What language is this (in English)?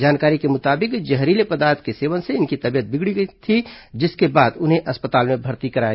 Hindi